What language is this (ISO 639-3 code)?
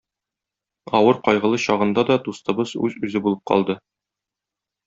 tat